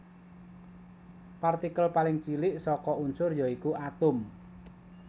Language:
Javanese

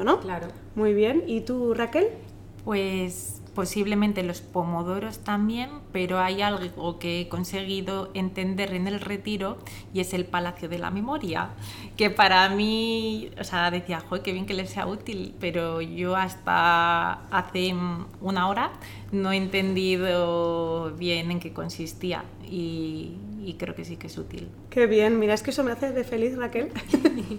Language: Spanish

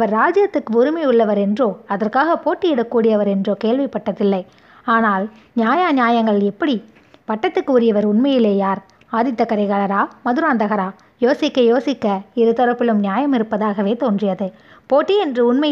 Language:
Tamil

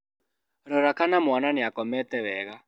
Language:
Kikuyu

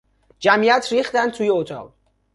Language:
Persian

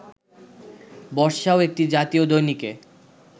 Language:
Bangla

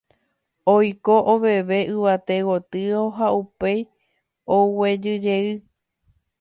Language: Guarani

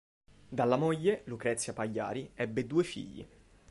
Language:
Italian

